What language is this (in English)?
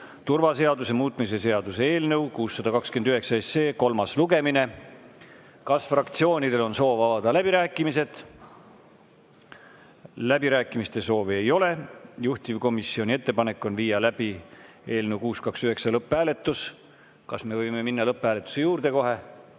Estonian